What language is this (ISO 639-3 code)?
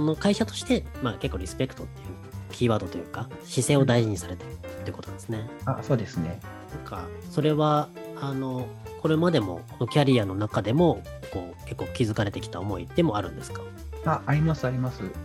jpn